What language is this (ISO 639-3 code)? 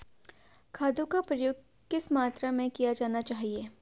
hin